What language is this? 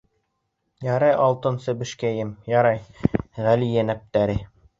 Bashkir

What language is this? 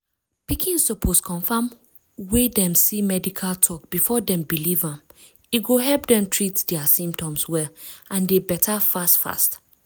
Nigerian Pidgin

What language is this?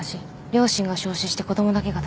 Japanese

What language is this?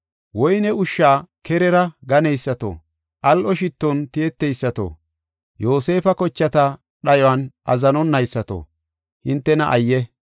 Gofa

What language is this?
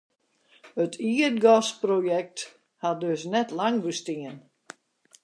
Western Frisian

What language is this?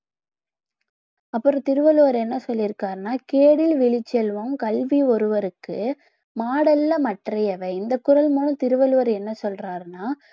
Tamil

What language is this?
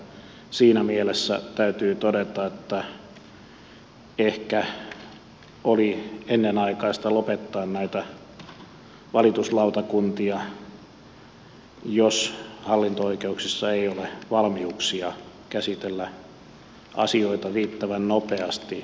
Finnish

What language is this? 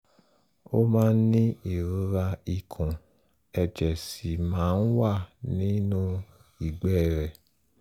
Yoruba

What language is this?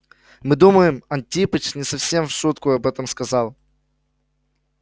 Russian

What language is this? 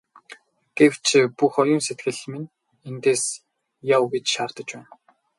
Mongolian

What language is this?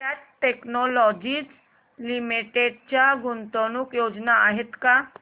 Marathi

